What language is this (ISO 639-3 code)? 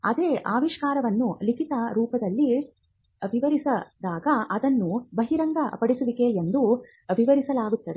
kan